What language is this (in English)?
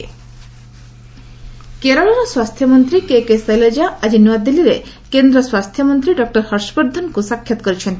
Odia